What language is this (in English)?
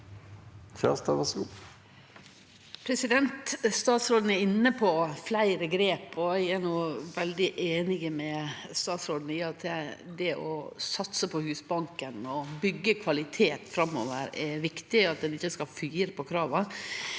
Norwegian